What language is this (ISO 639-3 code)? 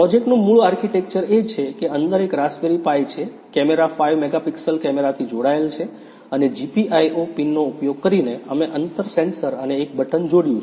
guj